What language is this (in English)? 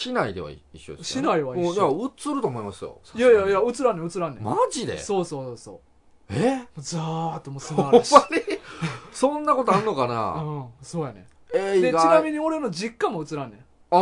Japanese